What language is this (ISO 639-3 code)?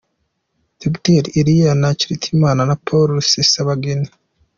kin